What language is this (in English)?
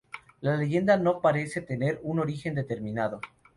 Spanish